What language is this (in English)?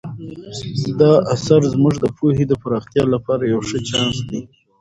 Pashto